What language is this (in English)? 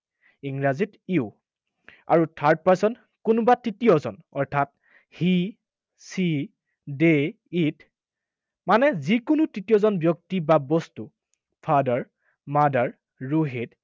Assamese